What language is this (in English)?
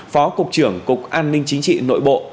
Vietnamese